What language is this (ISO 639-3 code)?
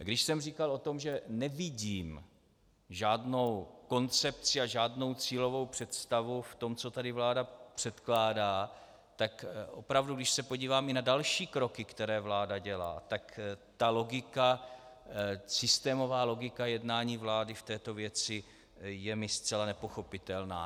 ces